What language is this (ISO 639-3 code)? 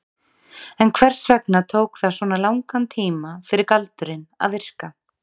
isl